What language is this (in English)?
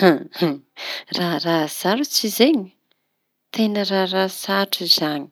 Tanosy Malagasy